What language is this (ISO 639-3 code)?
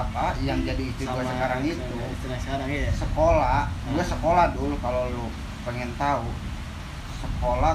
ind